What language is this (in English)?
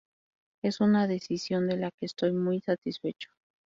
Spanish